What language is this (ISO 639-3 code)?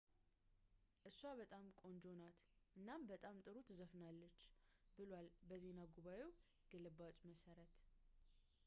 amh